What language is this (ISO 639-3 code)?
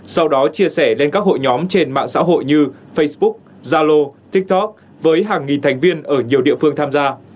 vie